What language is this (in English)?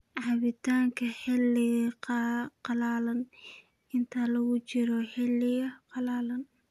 Somali